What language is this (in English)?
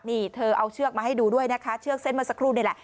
Thai